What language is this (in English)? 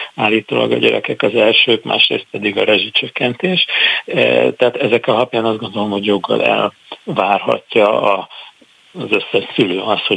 Hungarian